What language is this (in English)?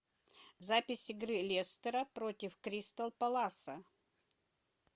Russian